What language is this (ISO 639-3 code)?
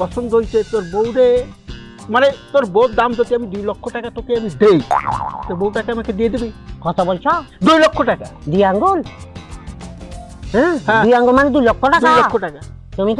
ben